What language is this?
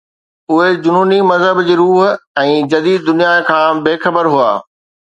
Sindhi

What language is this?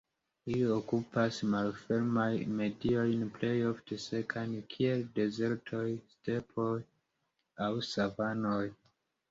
Esperanto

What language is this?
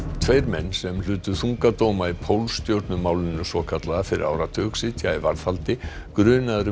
Icelandic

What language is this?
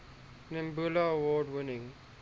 English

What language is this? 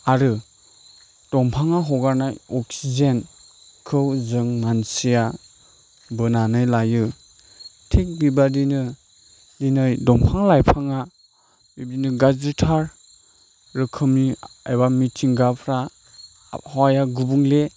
Bodo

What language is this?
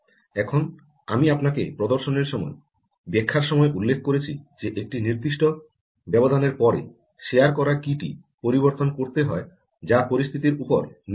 Bangla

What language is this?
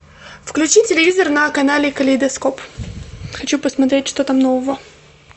Russian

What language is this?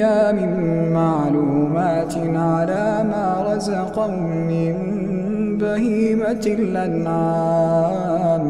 Arabic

